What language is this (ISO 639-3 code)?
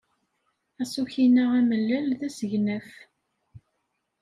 kab